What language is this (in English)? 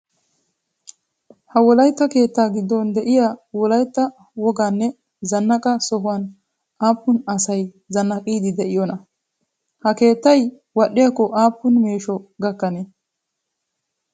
Wolaytta